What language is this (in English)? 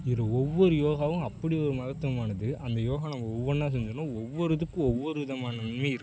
Tamil